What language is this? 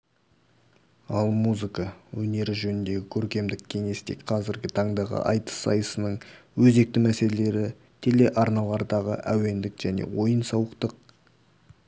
Kazakh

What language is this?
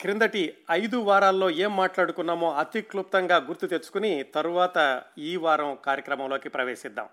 Telugu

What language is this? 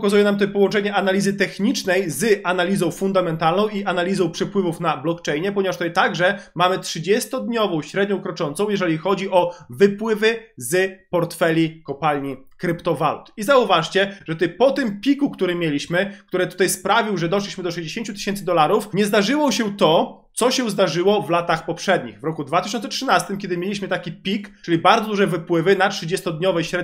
Polish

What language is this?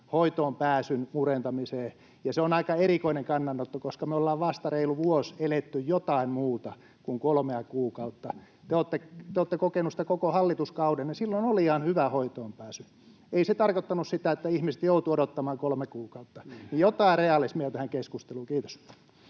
Finnish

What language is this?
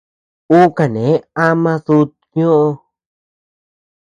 Tepeuxila Cuicatec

